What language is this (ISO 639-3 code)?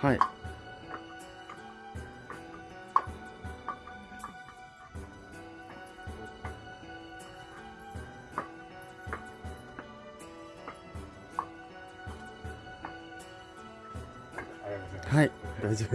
jpn